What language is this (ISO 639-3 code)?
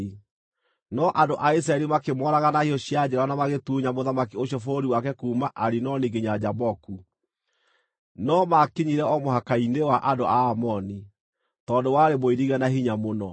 kik